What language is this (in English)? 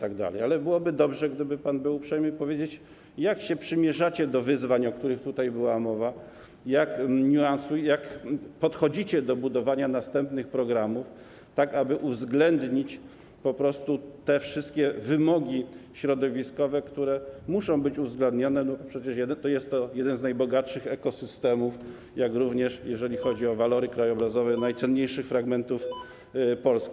Polish